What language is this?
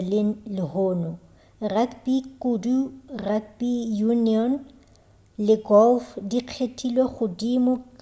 Northern Sotho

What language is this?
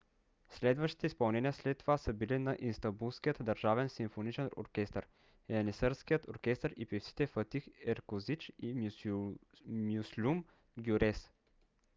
Bulgarian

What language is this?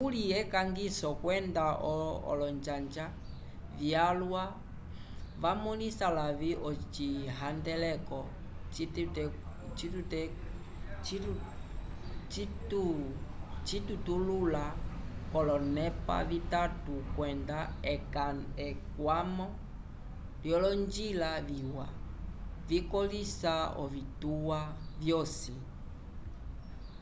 Umbundu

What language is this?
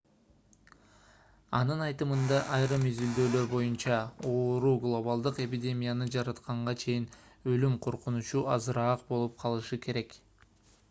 Kyrgyz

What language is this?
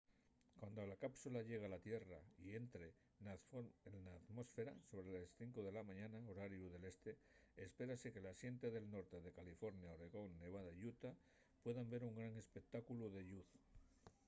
Asturian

